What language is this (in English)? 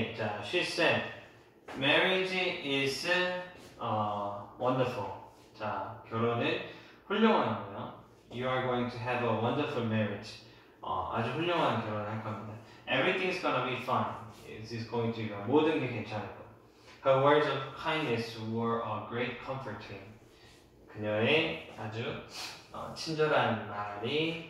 Korean